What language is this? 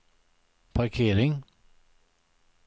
Swedish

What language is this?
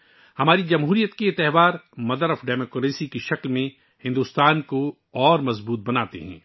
Urdu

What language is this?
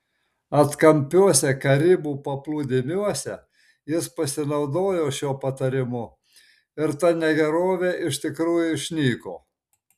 Lithuanian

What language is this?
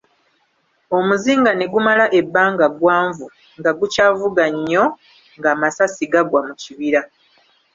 Ganda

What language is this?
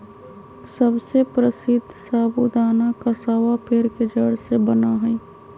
Magahi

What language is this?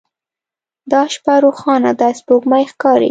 Pashto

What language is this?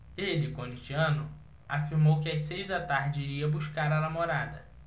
Portuguese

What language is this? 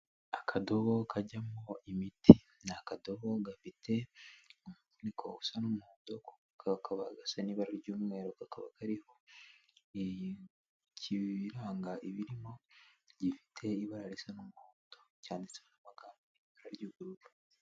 Kinyarwanda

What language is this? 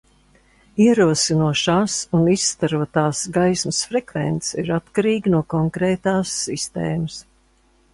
Latvian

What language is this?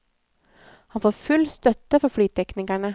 Norwegian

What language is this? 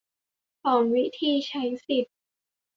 Thai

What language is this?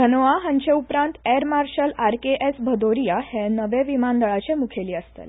Konkani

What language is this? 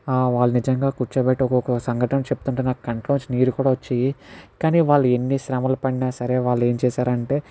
Telugu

